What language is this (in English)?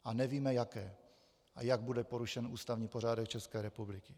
Czech